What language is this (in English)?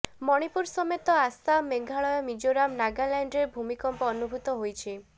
Odia